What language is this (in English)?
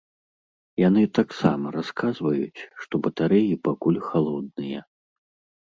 Belarusian